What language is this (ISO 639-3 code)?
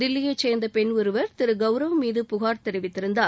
tam